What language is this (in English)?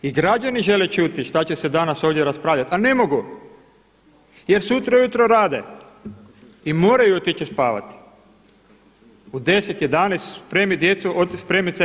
Croatian